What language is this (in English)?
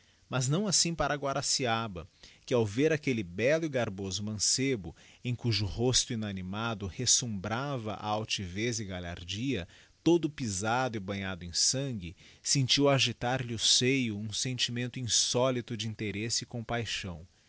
Portuguese